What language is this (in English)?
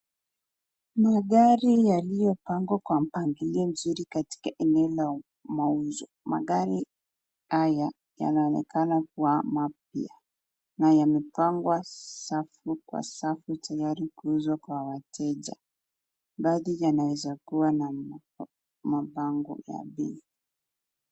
Swahili